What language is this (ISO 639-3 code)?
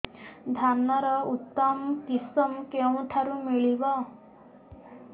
ori